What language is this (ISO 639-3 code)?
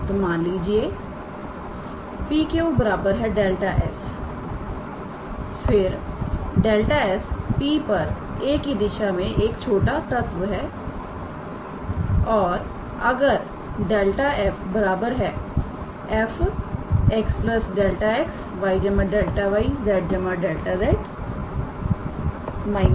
hin